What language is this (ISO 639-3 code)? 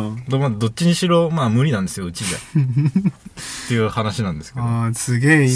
jpn